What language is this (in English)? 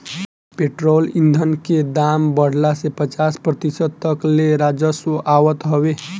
Bhojpuri